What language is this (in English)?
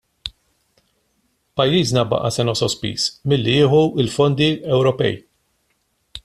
Maltese